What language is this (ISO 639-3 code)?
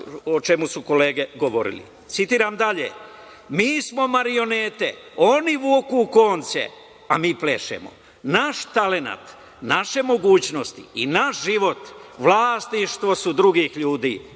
srp